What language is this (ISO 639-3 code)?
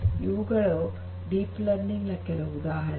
kan